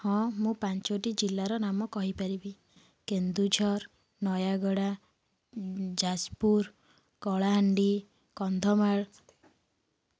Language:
Odia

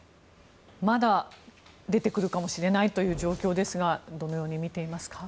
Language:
Japanese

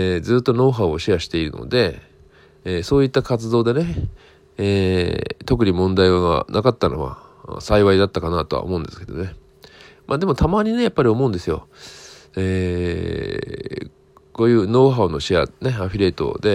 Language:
Japanese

